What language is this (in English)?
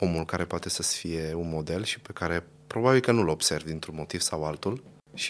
Romanian